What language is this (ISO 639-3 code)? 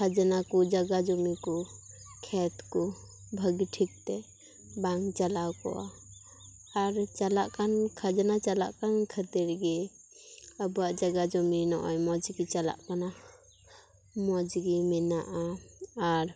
sat